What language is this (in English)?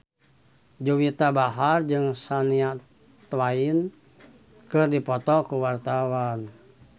Sundanese